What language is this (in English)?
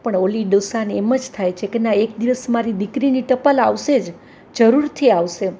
Gujarati